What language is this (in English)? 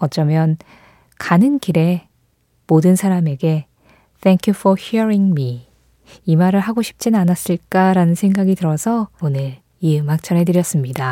Korean